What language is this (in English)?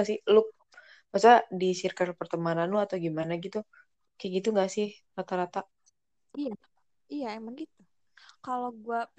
Indonesian